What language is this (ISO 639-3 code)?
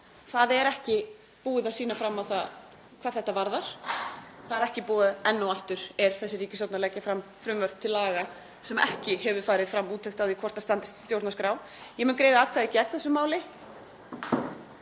isl